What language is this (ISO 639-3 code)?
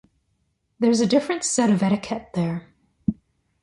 eng